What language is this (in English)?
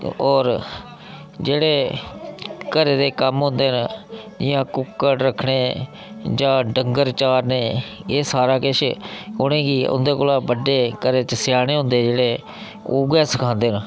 Dogri